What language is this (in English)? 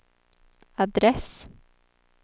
Swedish